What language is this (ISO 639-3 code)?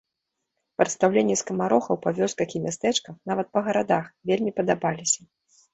bel